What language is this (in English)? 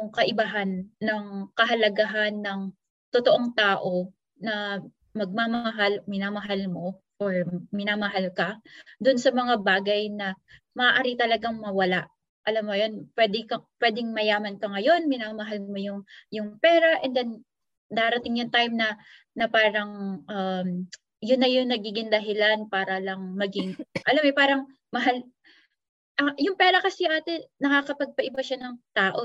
Filipino